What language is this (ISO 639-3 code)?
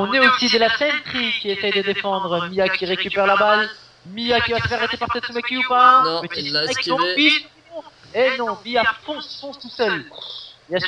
fra